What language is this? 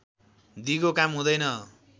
Nepali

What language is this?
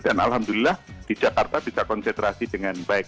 Indonesian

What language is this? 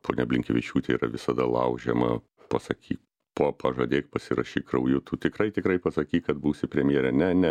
Lithuanian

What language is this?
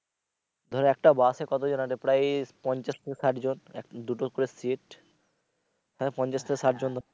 Bangla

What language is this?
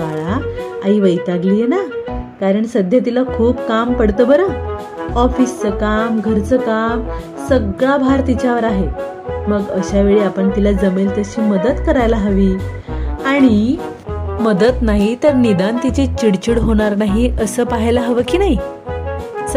Marathi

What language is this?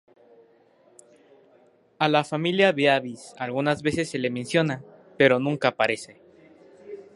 Spanish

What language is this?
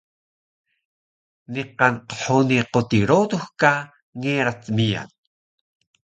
Taroko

